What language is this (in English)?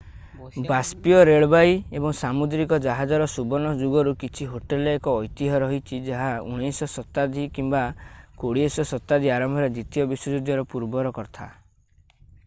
Odia